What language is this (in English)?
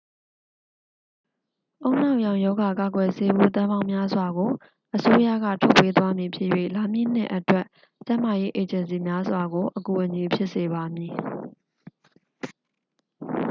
Burmese